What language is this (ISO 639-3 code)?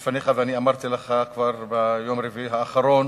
heb